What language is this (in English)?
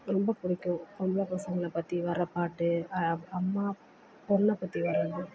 Tamil